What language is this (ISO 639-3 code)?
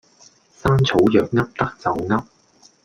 yue